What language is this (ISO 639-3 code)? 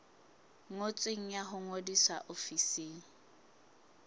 sot